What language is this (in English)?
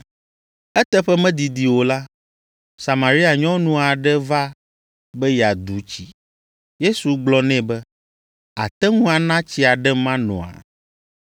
Ewe